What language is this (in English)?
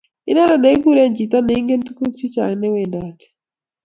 Kalenjin